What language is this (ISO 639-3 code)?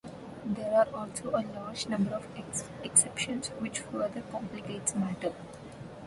eng